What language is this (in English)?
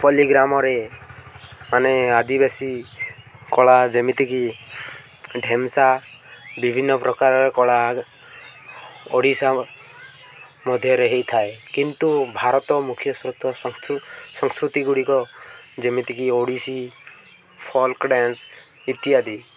Odia